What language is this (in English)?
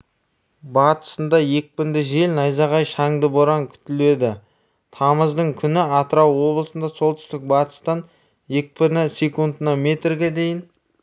Kazakh